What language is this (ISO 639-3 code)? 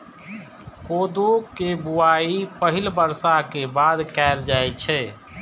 mai